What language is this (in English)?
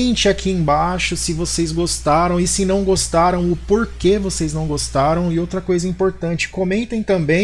Portuguese